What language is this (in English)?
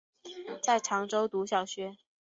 Chinese